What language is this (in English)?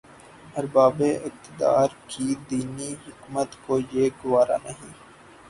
Urdu